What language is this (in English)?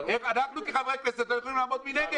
Hebrew